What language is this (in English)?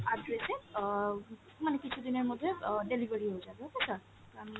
Bangla